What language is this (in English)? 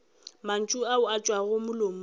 Northern Sotho